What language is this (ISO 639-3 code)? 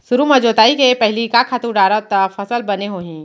hne